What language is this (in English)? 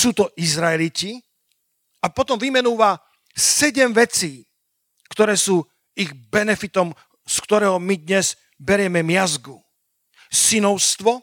Slovak